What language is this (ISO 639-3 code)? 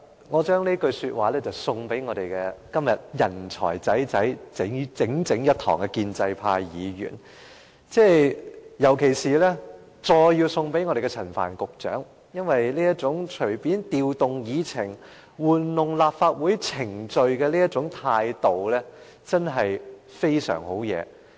yue